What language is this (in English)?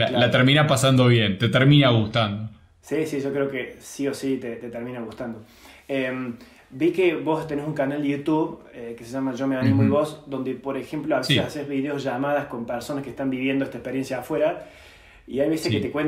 Spanish